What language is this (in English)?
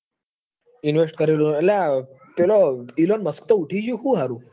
Gujarati